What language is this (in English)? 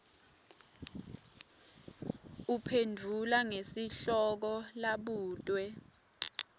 Swati